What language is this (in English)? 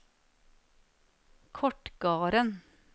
Norwegian